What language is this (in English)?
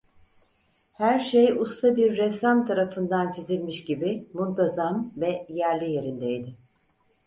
Turkish